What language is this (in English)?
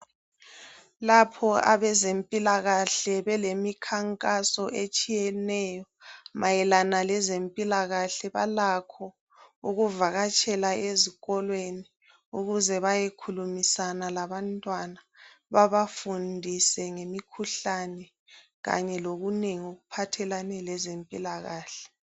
North Ndebele